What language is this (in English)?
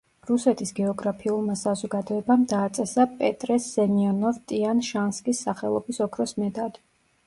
Georgian